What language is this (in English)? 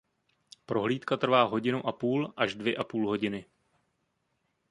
Czech